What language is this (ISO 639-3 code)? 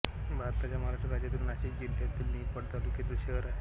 mar